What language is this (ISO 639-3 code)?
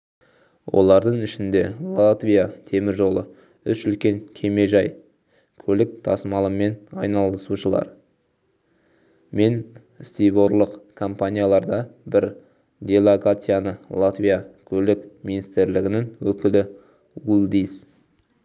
kaz